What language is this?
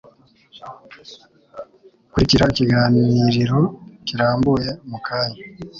Kinyarwanda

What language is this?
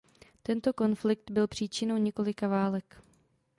Czech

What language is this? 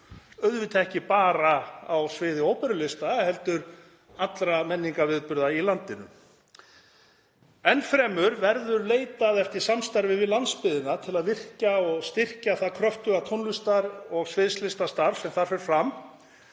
Icelandic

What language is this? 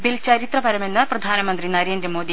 Malayalam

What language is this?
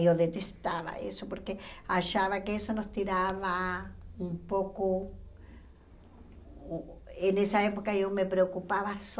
Portuguese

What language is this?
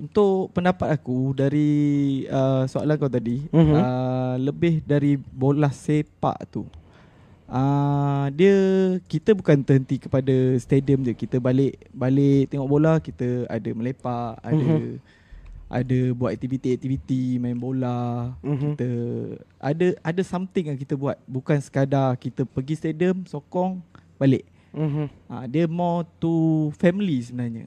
Malay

